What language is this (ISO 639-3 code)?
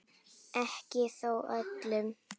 isl